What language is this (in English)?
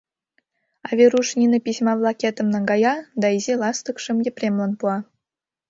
Mari